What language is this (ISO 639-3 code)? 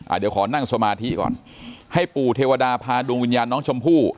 tha